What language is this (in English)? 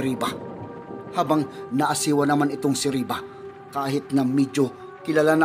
Filipino